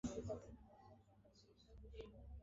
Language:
Swahili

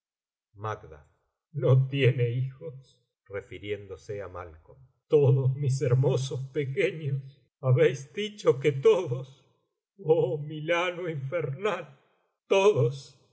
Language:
Spanish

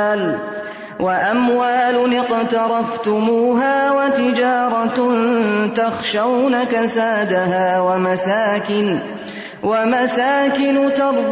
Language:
Urdu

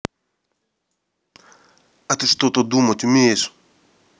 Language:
Russian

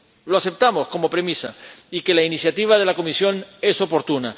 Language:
Spanish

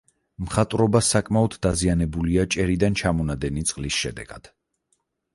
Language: Georgian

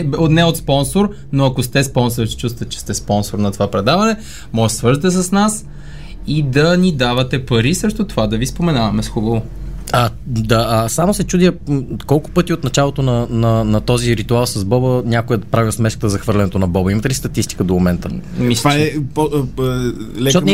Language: Bulgarian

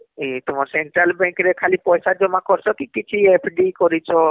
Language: Odia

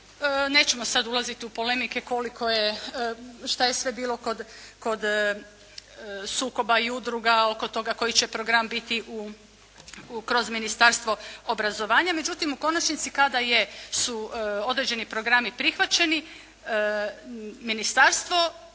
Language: Croatian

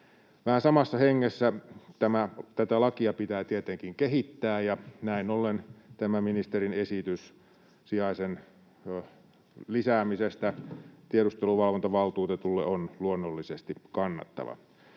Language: Finnish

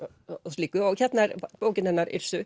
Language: Icelandic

